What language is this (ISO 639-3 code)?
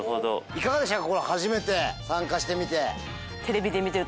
jpn